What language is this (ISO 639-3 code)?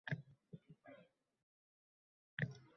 uzb